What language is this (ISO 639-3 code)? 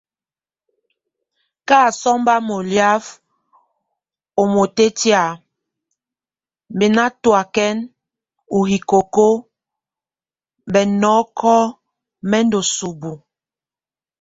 tvu